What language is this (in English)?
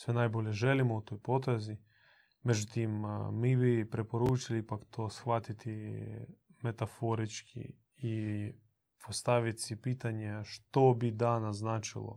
Croatian